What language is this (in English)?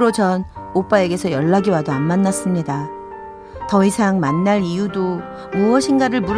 Korean